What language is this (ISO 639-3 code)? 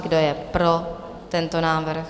ces